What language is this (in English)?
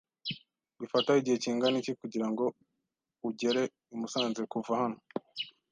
Kinyarwanda